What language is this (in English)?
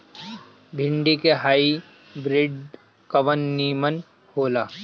Bhojpuri